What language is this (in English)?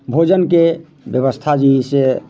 Maithili